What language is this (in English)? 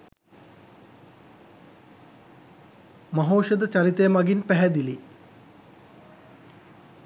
Sinhala